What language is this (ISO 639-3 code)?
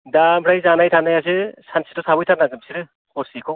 brx